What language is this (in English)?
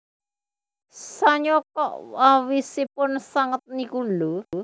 Javanese